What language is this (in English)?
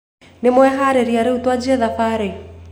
Kikuyu